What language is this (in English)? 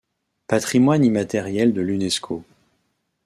French